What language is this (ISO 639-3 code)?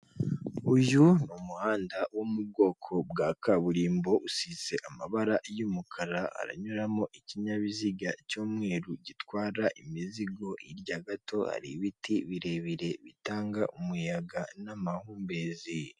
kin